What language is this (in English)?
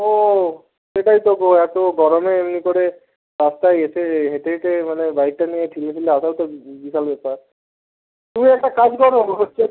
Bangla